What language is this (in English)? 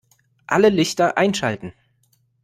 German